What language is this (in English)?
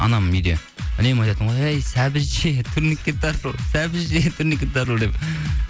Kazakh